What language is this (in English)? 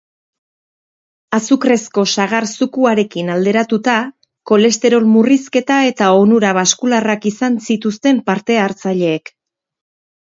Basque